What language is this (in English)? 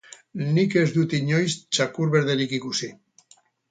Basque